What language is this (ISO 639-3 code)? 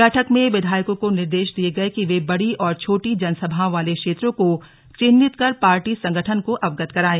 hin